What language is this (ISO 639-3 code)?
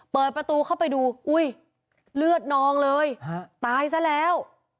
tha